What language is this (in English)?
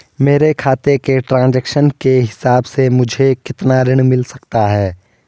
Hindi